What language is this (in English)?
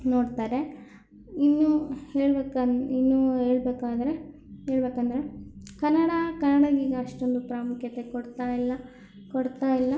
Kannada